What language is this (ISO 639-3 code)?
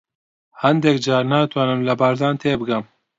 ckb